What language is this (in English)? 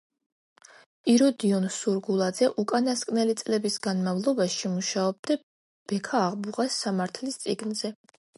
Georgian